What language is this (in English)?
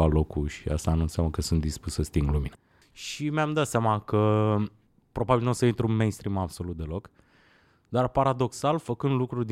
Romanian